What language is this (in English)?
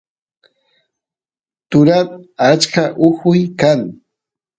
Santiago del Estero Quichua